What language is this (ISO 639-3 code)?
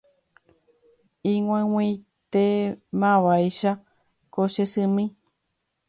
grn